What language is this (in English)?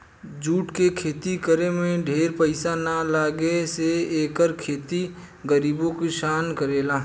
Bhojpuri